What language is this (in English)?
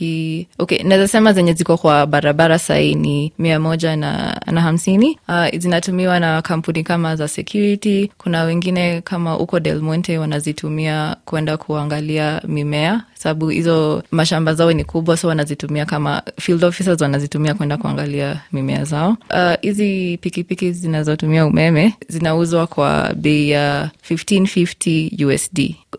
Swahili